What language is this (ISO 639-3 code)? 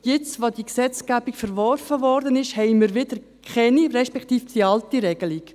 gsw